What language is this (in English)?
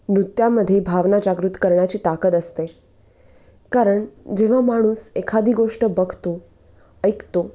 Marathi